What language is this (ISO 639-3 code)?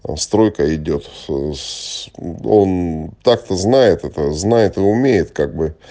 rus